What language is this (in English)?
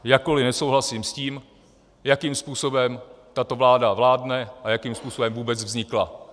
Czech